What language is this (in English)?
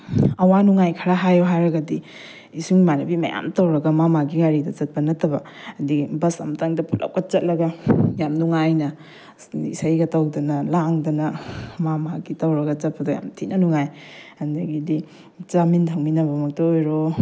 Manipuri